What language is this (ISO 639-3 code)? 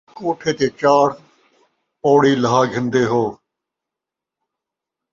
skr